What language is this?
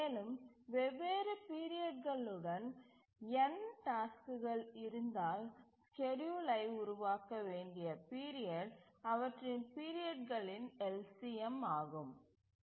Tamil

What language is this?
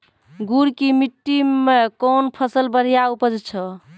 Maithili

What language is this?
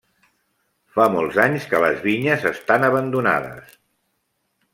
Catalan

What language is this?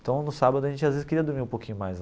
Portuguese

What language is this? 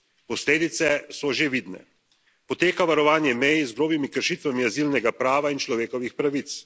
Slovenian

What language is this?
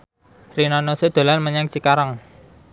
Javanese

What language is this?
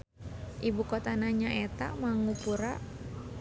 Sundanese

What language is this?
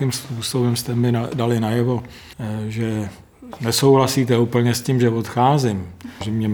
Czech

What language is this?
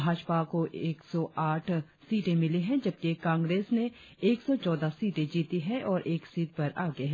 Hindi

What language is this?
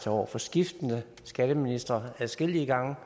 Danish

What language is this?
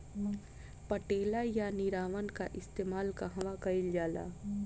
Bhojpuri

